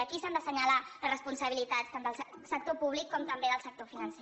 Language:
Catalan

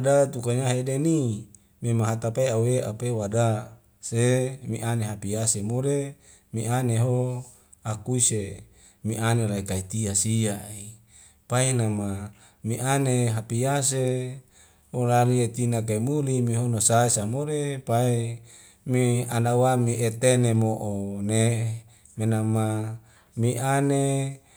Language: Wemale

